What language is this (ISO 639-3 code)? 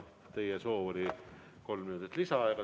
est